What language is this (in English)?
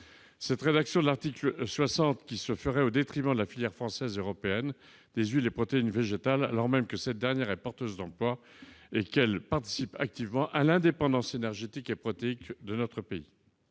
French